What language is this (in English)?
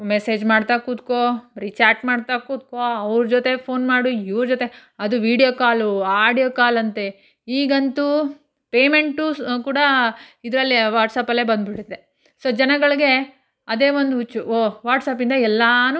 Kannada